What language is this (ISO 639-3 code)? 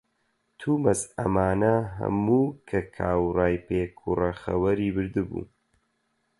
ckb